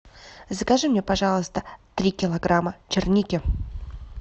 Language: Russian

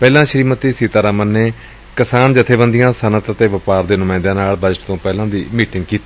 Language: Punjabi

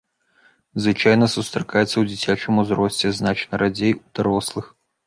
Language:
Belarusian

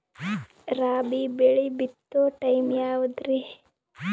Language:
Kannada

